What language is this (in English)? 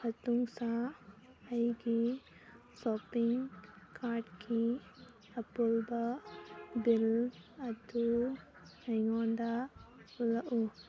Manipuri